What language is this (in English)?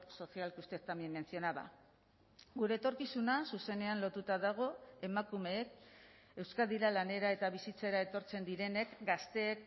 Basque